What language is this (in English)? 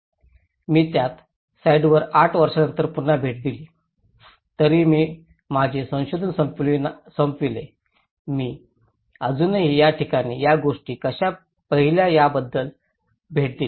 Marathi